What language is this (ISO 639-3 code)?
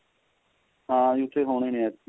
pan